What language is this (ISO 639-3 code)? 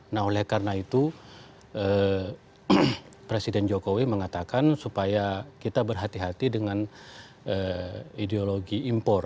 ind